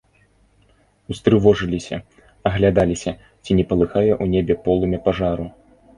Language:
Belarusian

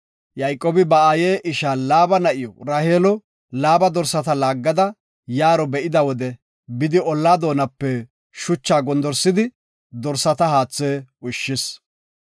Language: Gofa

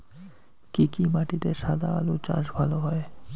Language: Bangla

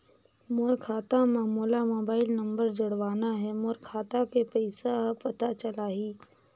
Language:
Chhattisgarhi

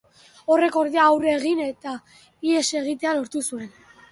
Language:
Basque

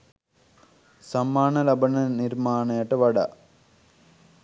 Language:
Sinhala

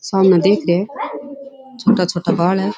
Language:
Rajasthani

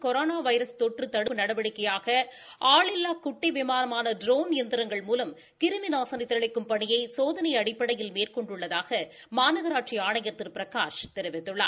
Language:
Tamil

